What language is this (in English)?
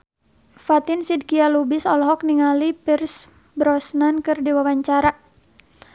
Sundanese